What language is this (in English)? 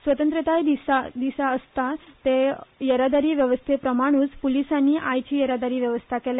Konkani